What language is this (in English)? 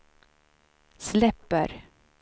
Swedish